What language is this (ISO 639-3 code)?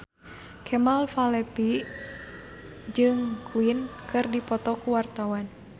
sun